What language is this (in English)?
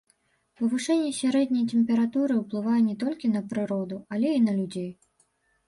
Belarusian